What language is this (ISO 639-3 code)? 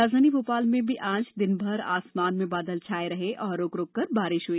hin